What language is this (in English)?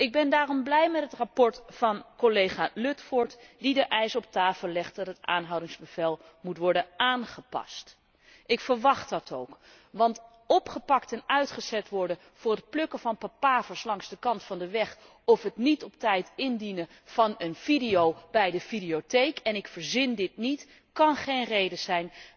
Dutch